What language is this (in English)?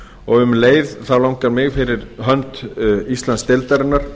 Icelandic